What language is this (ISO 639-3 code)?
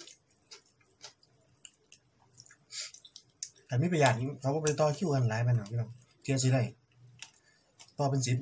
tha